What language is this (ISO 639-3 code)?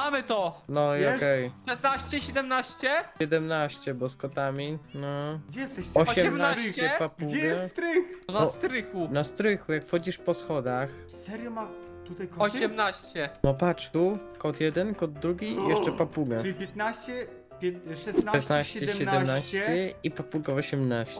pol